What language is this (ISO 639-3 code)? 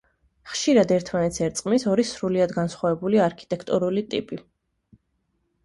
kat